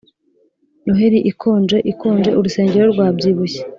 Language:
Kinyarwanda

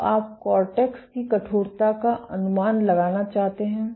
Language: Hindi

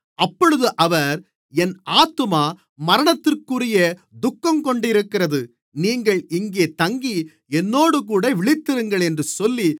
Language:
Tamil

